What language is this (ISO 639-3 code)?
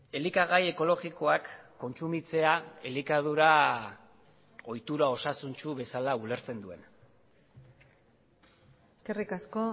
eus